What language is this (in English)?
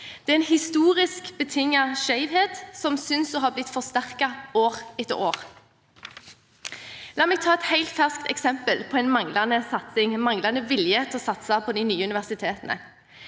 Norwegian